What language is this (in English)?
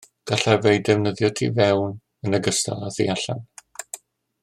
Welsh